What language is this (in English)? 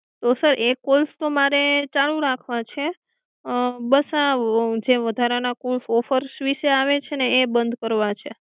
Gujarati